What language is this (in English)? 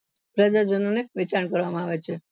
Gujarati